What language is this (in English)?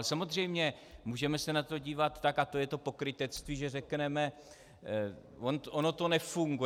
Czech